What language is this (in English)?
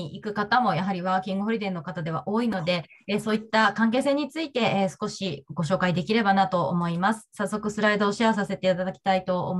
Japanese